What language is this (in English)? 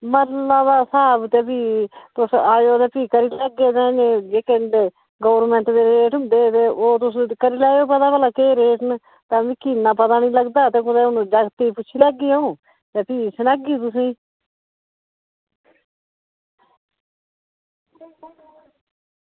Dogri